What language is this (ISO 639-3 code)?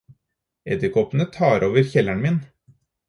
nob